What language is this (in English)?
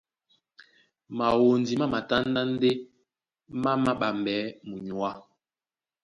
Duala